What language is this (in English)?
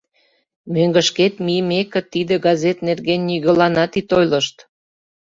Mari